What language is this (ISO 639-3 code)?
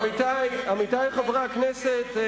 heb